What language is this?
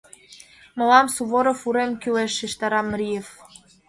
Mari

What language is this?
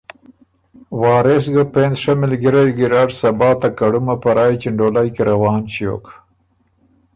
Ormuri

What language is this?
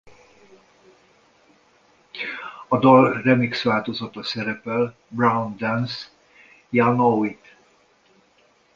Hungarian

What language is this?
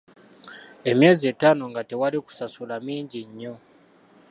Ganda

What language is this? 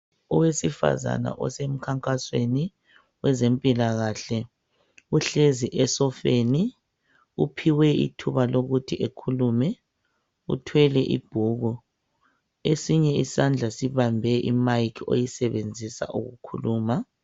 North Ndebele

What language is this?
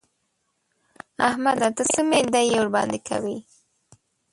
Pashto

